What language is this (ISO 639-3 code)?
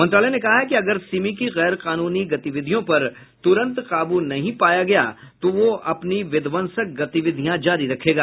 hin